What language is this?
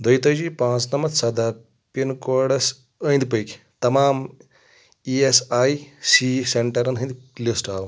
Kashmiri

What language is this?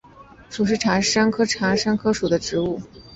Chinese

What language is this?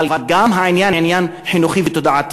Hebrew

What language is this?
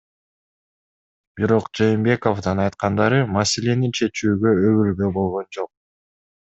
Kyrgyz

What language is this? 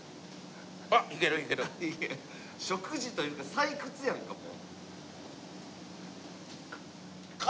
Japanese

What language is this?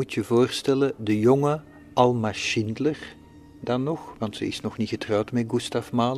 Dutch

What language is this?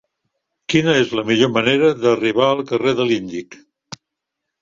Catalan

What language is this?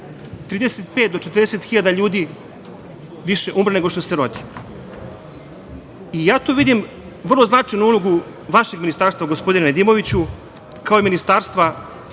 Serbian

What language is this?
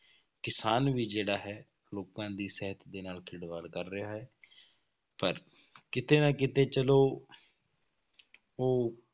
Punjabi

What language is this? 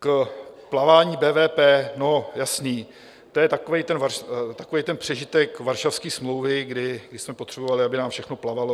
Czech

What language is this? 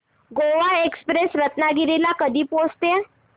Marathi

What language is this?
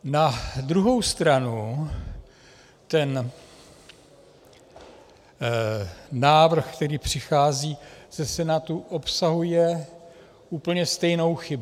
Czech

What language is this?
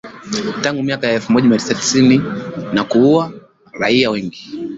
Swahili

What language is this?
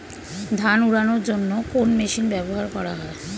Bangla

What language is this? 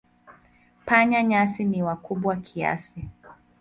Swahili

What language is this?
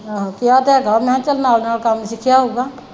Punjabi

